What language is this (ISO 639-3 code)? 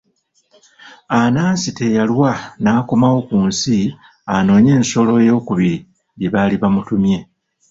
lug